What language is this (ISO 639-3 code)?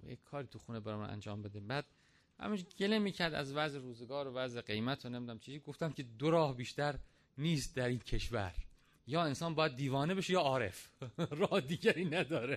fas